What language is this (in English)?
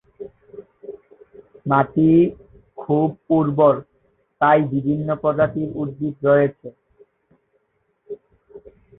Bangla